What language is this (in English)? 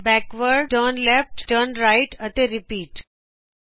Punjabi